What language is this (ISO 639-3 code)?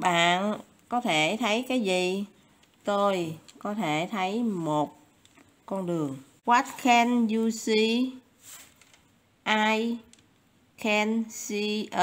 vie